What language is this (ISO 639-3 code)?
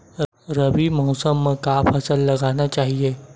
hne